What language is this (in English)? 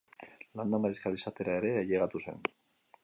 Basque